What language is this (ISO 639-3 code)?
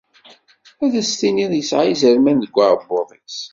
kab